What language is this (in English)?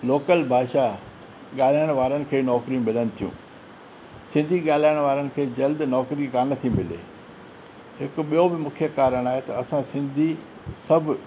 Sindhi